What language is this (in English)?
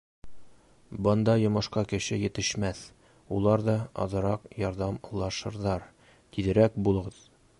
Bashkir